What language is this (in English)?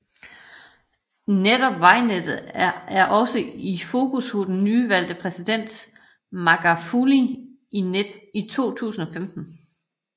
Danish